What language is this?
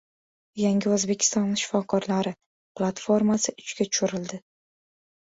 Uzbek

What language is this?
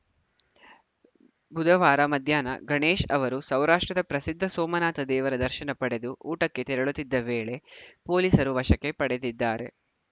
Kannada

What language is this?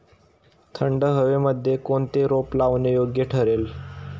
Marathi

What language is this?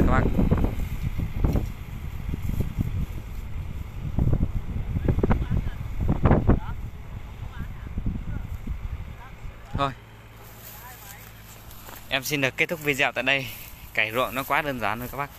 Vietnamese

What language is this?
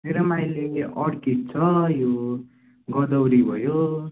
Nepali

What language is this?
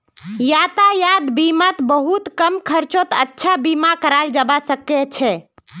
Magahi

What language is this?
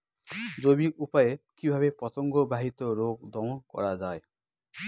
Bangla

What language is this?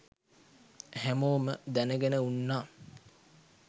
Sinhala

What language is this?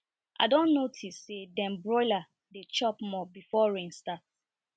Nigerian Pidgin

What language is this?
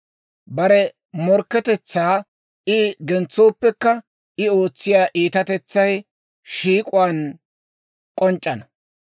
Dawro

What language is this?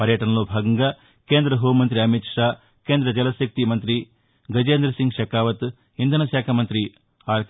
Telugu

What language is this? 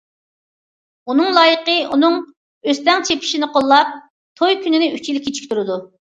Uyghur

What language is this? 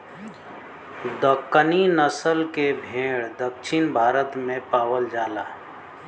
Bhojpuri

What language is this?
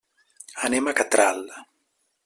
Catalan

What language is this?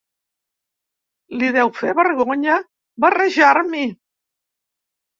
Catalan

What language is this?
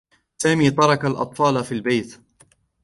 Arabic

